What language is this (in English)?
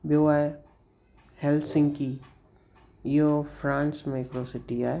Sindhi